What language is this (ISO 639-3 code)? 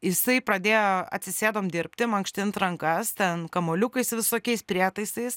lit